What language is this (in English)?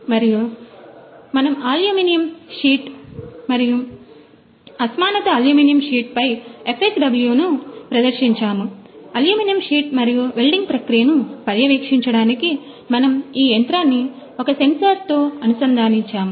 Telugu